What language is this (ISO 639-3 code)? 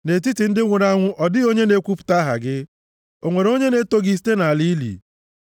ibo